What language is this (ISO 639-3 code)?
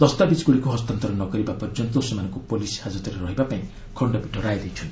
ori